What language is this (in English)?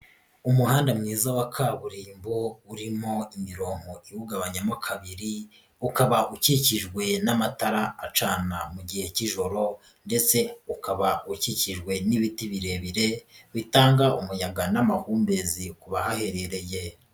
Kinyarwanda